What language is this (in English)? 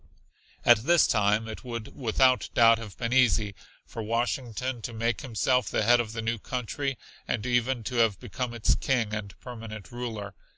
English